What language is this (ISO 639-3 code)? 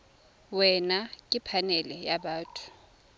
tsn